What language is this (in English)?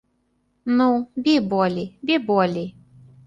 Belarusian